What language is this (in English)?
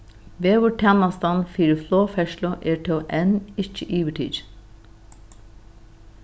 Faroese